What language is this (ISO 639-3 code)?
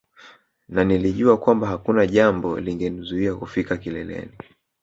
swa